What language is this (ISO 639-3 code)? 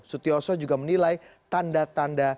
ind